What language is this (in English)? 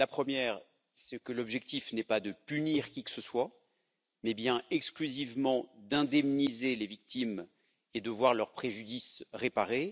French